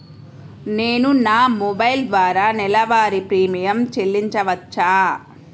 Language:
Telugu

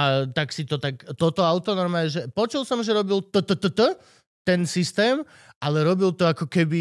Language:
Slovak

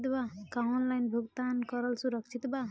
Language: Bhojpuri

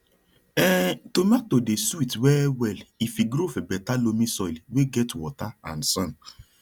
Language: Nigerian Pidgin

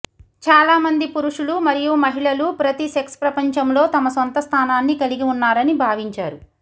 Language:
Telugu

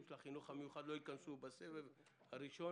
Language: Hebrew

